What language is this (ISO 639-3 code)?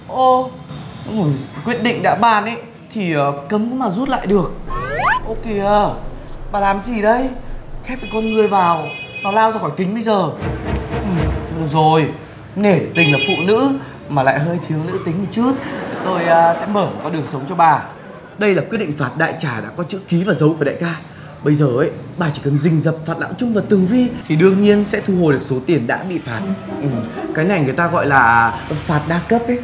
vie